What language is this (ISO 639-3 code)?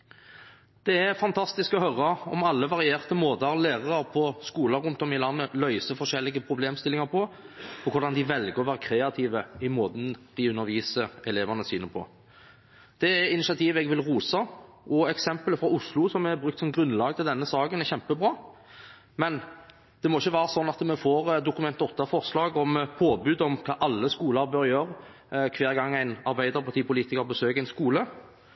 nob